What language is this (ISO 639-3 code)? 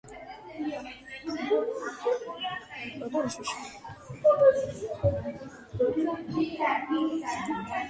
kat